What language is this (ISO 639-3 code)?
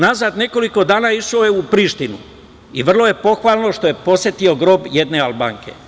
srp